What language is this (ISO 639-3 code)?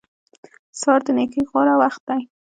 pus